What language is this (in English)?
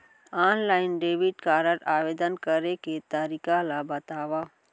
Chhattisgarhi